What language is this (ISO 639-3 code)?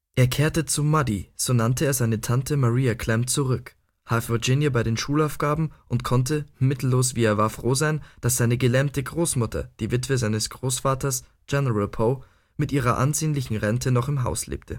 deu